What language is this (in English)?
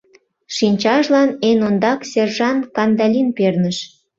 Mari